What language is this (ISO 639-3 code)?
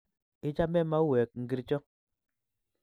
kln